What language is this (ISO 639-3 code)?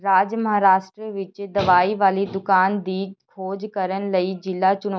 pan